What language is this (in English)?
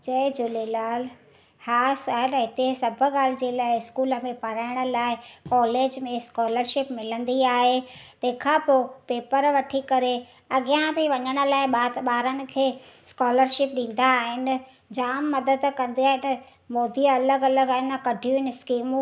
Sindhi